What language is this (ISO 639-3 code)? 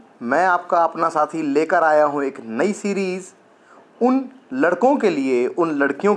hin